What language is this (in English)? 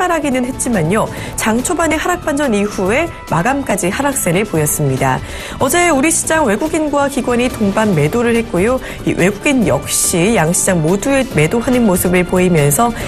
Korean